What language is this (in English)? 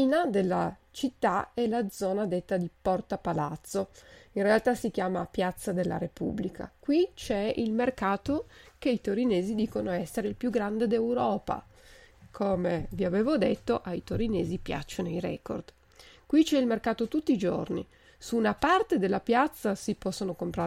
Italian